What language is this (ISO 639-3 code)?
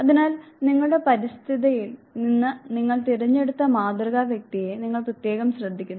mal